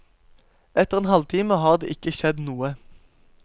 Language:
Norwegian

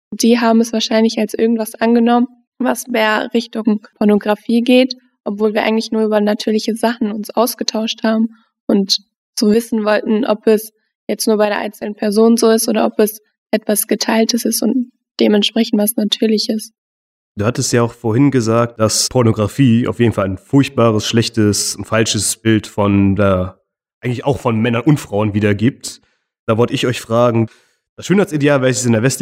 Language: German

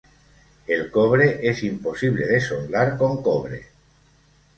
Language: Spanish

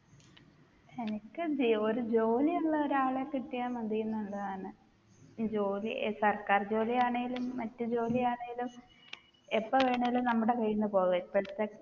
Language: Malayalam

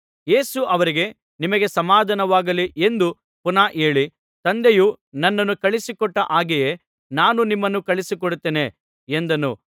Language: Kannada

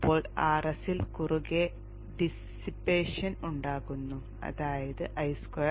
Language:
Malayalam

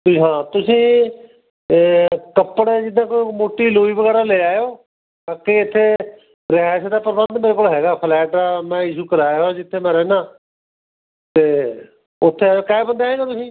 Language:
Punjabi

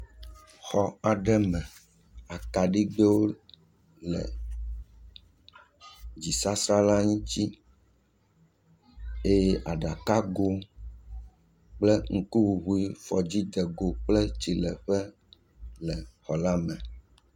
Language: Ewe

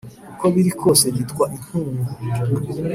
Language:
Kinyarwanda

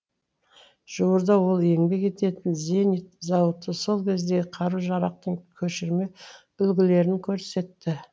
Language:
Kazakh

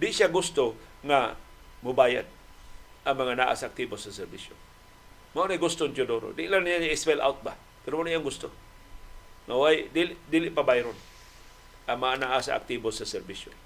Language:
Filipino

